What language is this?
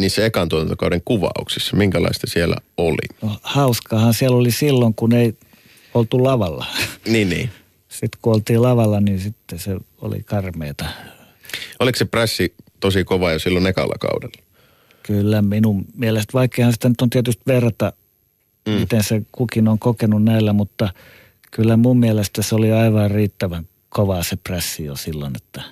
Finnish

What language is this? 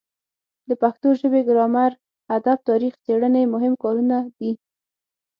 Pashto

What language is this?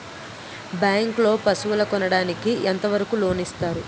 Telugu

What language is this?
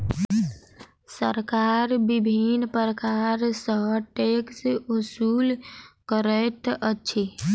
Maithili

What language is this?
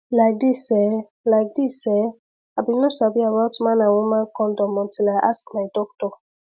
Nigerian Pidgin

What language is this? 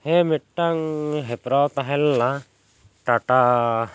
Santali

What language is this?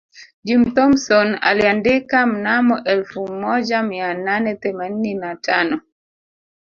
Swahili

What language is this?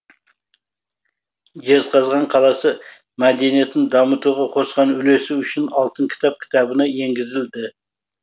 Kazakh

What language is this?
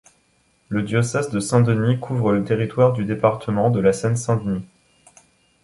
French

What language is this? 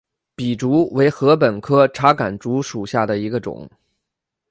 Chinese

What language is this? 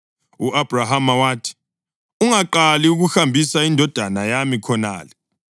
North Ndebele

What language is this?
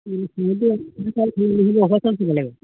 Assamese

